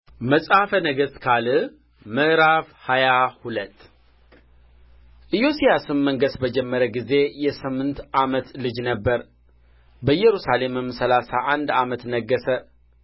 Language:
Amharic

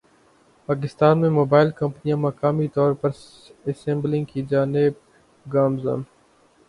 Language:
Urdu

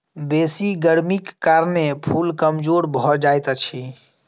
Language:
Maithili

